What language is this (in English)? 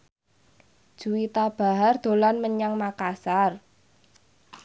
Javanese